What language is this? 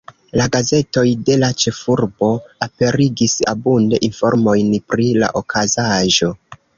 Esperanto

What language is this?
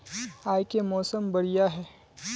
Magahi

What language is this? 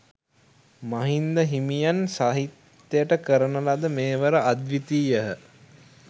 Sinhala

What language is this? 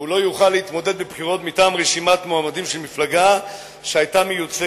Hebrew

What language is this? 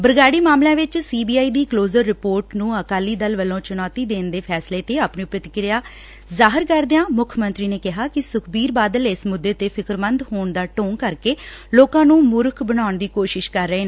Punjabi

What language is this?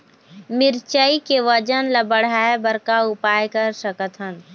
Chhattisgarhi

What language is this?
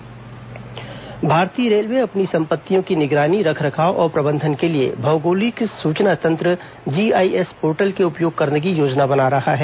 Hindi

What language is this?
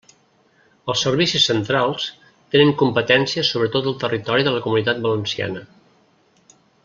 Catalan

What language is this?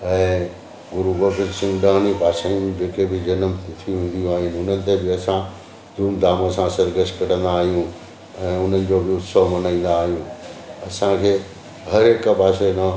Sindhi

